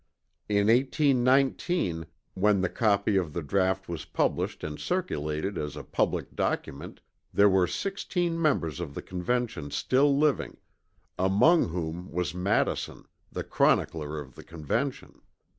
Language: English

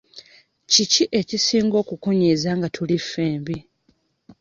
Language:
Ganda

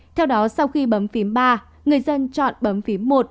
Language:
Vietnamese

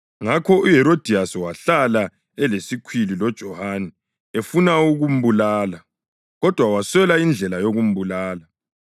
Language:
North Ndebele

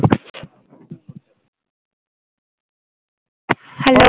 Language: Bangla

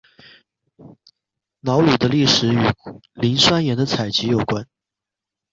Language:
Chinese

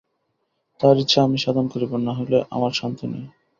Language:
Bangla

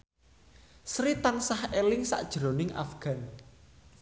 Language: Javanese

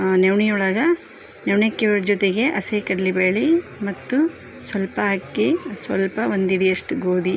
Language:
Kannada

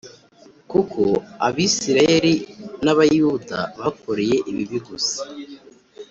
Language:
Kinyarwanda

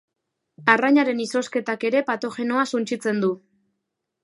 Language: Basque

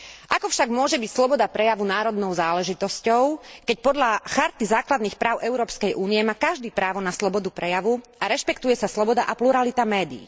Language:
Slovak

